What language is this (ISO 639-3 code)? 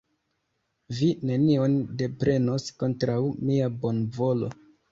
epo